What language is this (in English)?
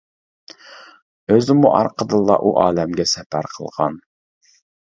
Uyghur